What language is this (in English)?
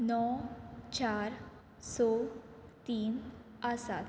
Konkani